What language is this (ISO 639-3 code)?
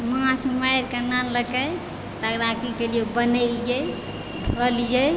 mai